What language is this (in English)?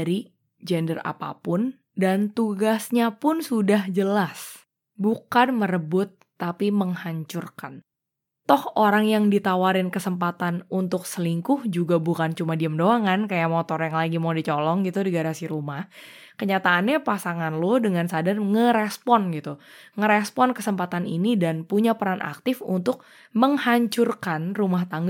Indonesian